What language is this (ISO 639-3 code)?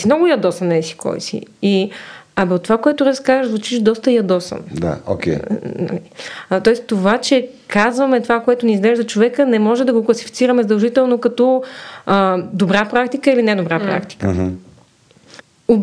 bul